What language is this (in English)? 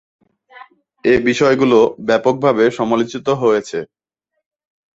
Bangla